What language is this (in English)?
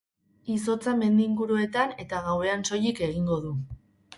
Basque